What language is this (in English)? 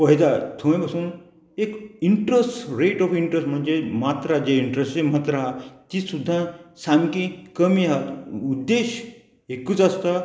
Konkani